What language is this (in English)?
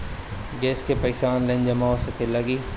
Bhojpuri